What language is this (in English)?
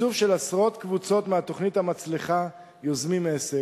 Hebrew